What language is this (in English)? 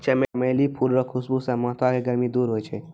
Maithili